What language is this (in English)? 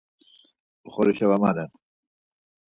Laz